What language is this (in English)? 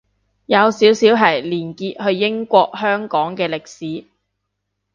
Cantonese